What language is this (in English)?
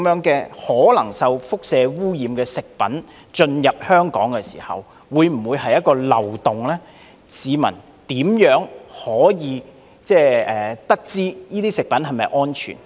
Cantonese